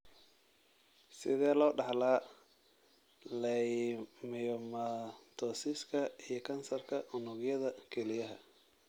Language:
Somali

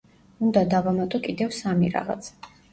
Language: Georgian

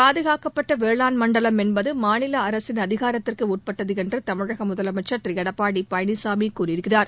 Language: Tamil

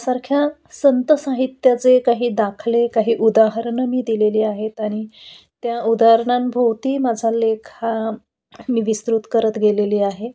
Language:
Marathi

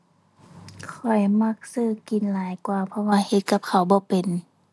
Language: Thai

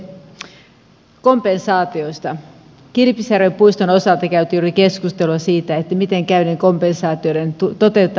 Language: Finnish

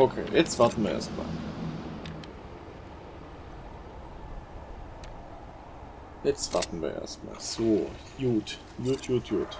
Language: German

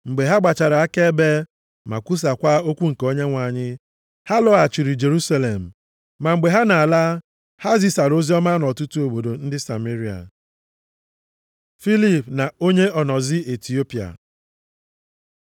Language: Igbo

